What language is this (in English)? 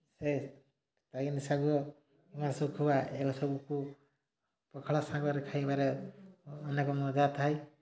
Odia